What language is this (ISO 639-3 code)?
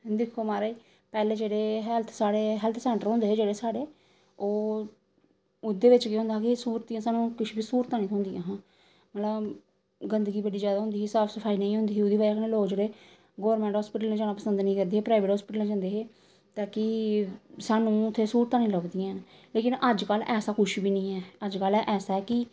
doi